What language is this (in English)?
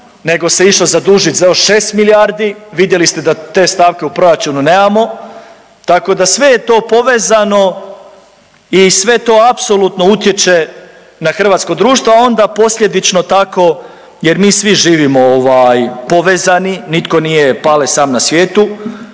Croatian